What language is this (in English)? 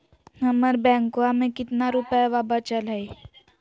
Magahi